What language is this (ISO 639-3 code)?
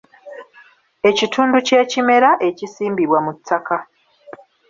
lug